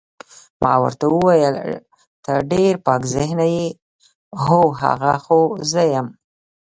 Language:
Pashto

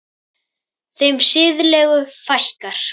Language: Icelandic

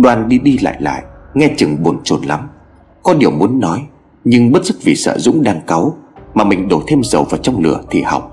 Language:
Vietnamese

